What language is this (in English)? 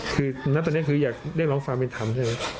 Thai